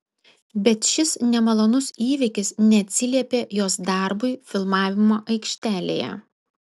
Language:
Lithuanian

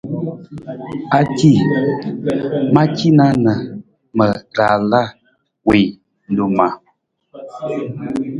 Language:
Nawdm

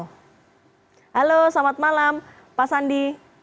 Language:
Indonesian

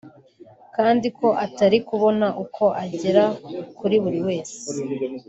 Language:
Kinyarwanda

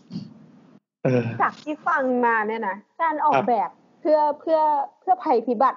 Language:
Thai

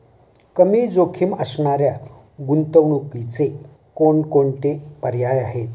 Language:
Marathi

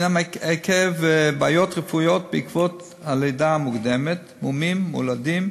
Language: Hebrew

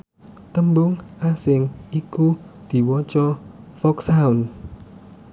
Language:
Javanese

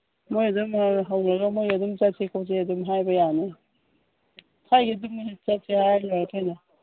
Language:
Manipuri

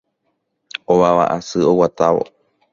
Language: Guarani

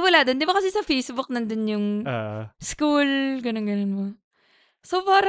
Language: Filipino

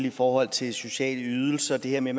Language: Danish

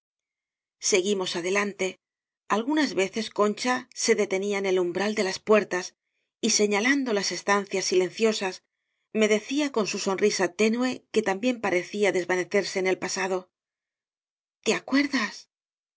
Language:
Spanish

